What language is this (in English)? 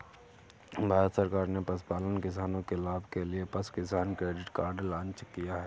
Hindi